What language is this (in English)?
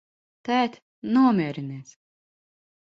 Latvian